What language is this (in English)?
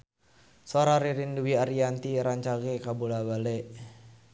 Sundanese